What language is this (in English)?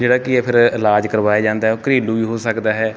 Punjabi